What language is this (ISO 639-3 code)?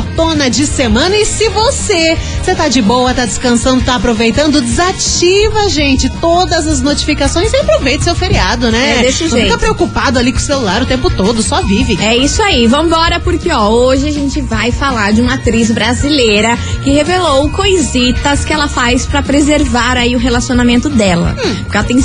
por